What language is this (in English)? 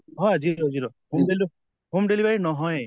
Assamese